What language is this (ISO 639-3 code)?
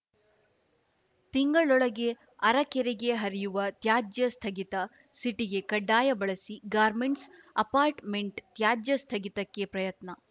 kan